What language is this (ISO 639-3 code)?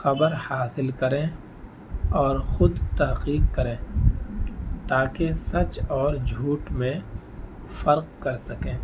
urd